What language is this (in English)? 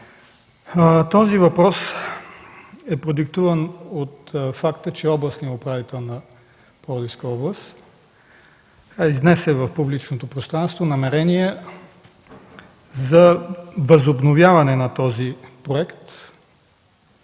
Bulgarian